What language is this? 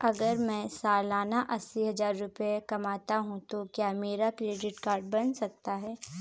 Hindi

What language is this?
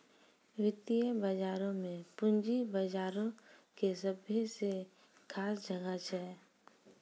Maithili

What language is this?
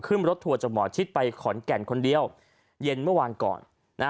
Thai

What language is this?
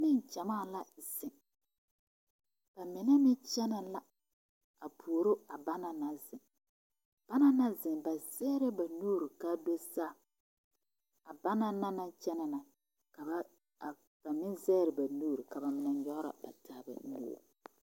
Southern Dagaare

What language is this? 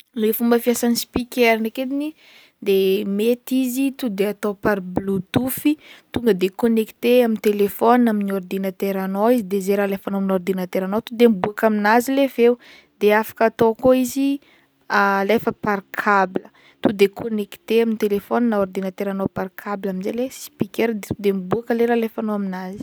Northern Betsimisaraka Malagasy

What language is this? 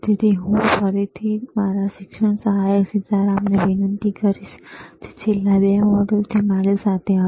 Gujarati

